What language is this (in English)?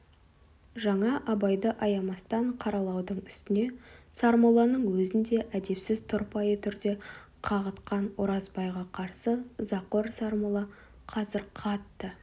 Kazakh